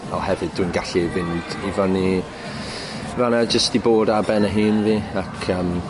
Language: Welsh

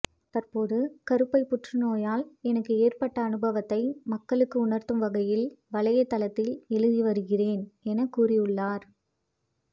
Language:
Tamil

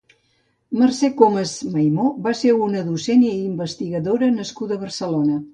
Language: Catalan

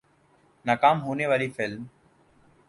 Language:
Urdu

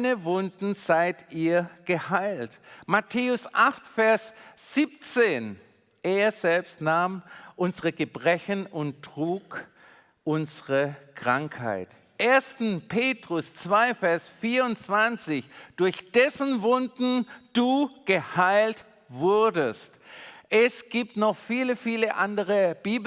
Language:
German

